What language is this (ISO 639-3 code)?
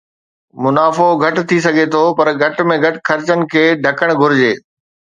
snd